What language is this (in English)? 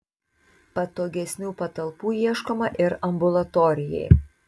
Lithuanian